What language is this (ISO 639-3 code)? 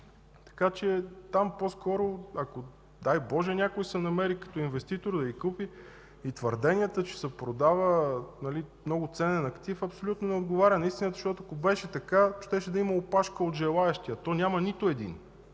bul